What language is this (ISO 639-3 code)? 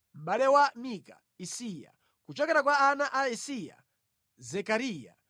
nya